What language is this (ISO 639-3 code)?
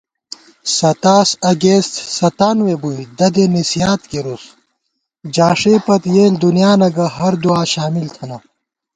gwt